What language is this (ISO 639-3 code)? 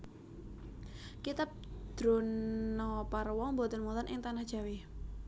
jav